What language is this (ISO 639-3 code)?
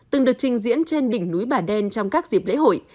vie